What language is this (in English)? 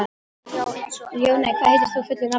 Icelandic